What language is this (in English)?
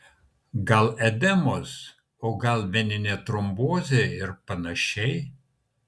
Lithuanian